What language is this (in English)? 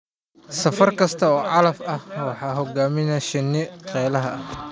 Somali